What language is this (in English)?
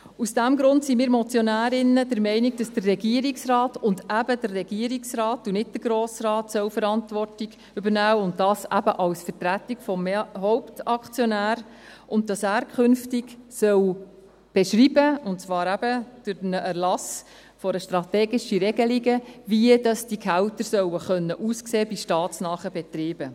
Swiss German